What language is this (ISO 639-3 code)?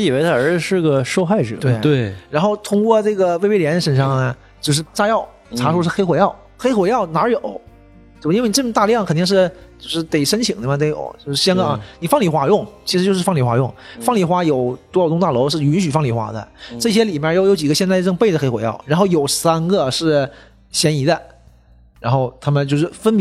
zho